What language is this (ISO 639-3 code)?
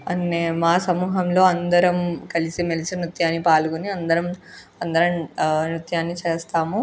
tel